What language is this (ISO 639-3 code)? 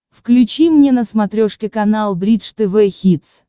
rus